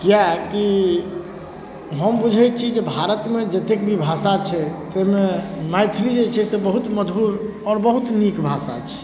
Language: Maithili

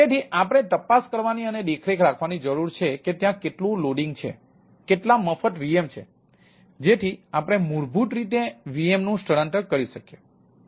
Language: Gujarati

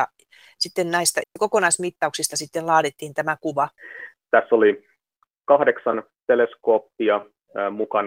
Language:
Finnish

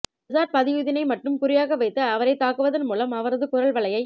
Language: Tamil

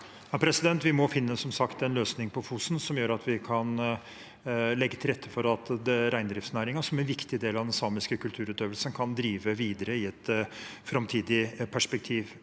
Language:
Norwegian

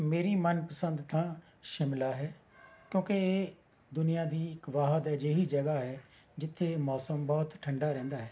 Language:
Punjabi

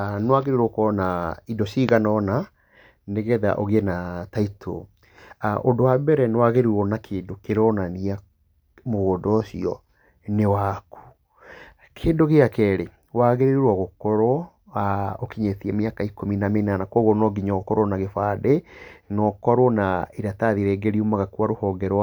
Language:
Kikuyu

